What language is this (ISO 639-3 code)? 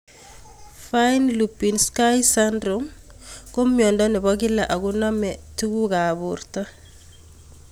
kln